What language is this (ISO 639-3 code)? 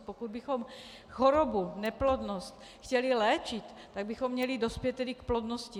ces